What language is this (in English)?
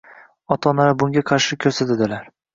Uzbek